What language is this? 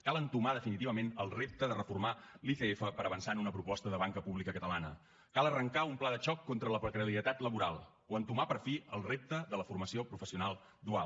Catalan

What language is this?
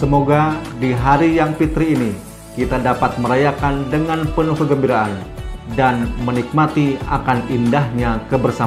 Indonesian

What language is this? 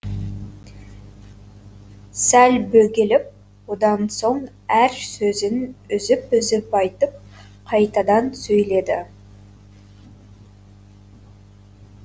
Kazakh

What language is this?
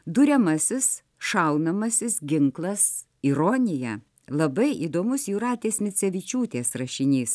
Lithuanian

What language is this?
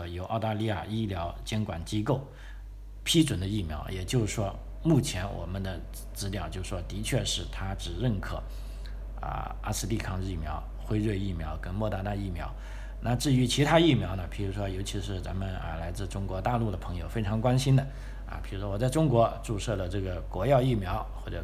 Chinese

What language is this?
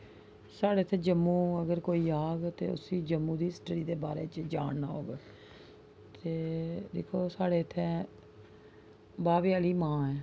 Dogri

